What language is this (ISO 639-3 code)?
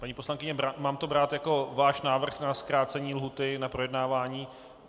ces